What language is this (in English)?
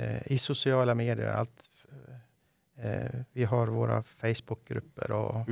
Swedish